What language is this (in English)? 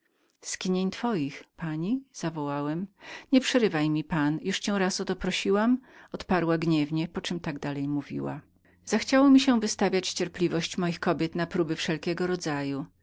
Polish